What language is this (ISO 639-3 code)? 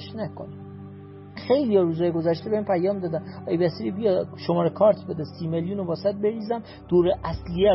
fas